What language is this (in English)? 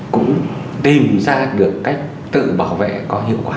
Vietnamese